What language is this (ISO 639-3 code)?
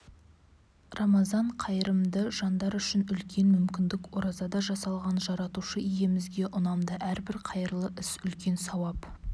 kaz